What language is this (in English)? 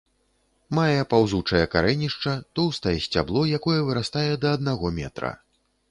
Belarusian